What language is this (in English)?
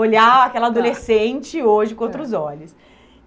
Portuguese